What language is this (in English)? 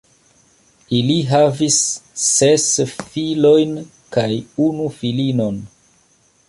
Esperanto